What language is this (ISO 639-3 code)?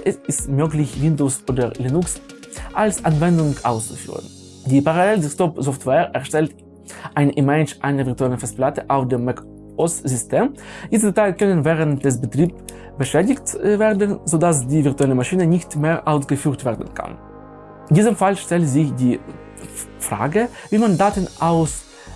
deu